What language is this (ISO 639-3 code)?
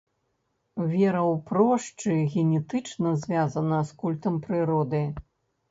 bel